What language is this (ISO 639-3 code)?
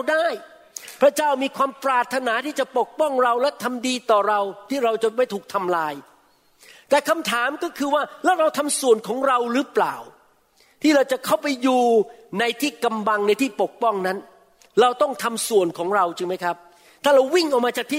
tha